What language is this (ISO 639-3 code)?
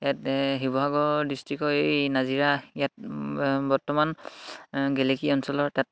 asm